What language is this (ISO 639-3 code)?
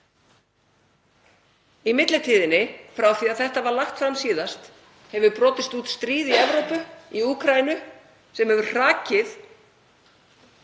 isl